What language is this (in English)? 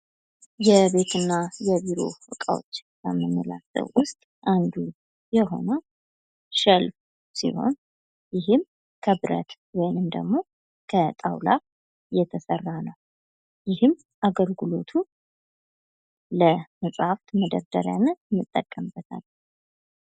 Amharic